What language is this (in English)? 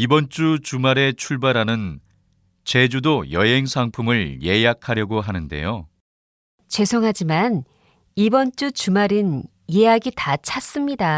Korean